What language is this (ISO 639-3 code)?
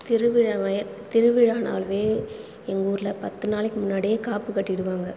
tam